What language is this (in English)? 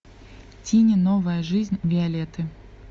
Russian